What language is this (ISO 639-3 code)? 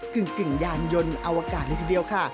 tha